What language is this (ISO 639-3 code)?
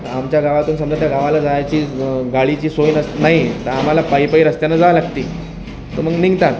mar